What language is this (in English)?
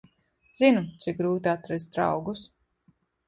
Latvian